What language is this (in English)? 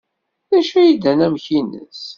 Kabyle